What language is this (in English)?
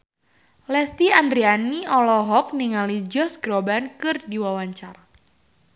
Sundanese